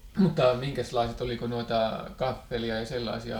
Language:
Finnish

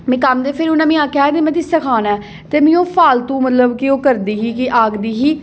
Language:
Dogri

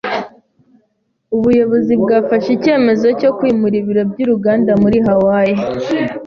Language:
Kinyarwanda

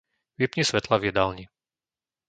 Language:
Slovak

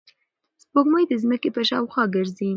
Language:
Pashto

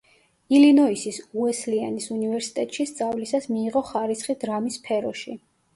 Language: Georgian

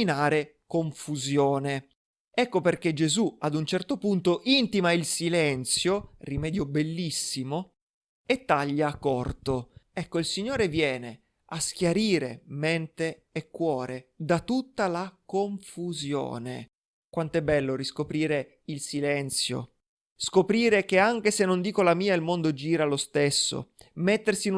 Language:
Italian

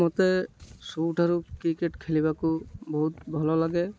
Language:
Odia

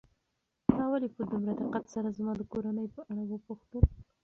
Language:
Pashto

